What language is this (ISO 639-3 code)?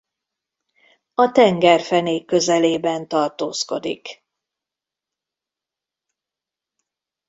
hun